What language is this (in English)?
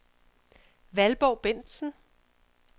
Danish